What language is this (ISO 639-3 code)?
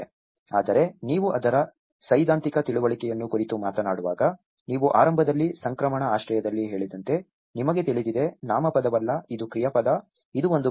kan